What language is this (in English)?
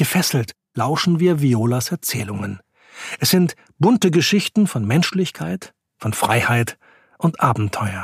German